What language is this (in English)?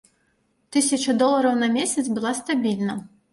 Belarusian